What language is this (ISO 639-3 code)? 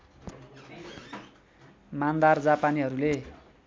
nep